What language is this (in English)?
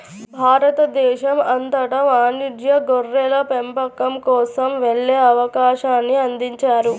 Telugu